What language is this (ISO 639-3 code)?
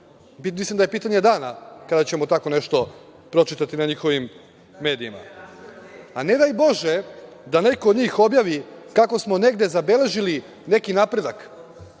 srp